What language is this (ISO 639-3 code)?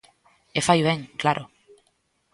glg